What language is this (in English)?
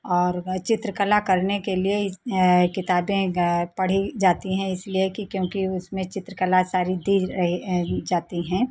Hindi